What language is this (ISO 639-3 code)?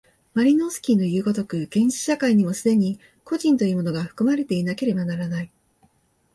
jpn